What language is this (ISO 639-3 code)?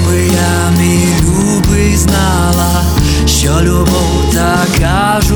ukr